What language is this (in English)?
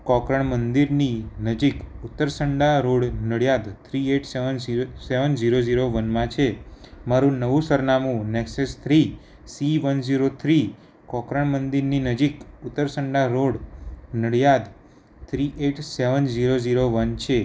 Gujarati